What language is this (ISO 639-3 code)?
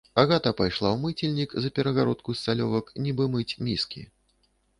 bel